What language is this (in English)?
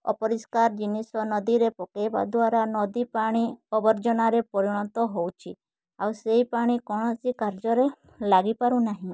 Odia